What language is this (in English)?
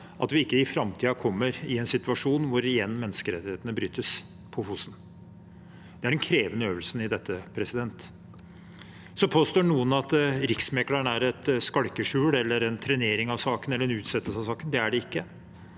Norwegian